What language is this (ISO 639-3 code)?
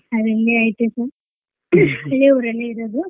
kan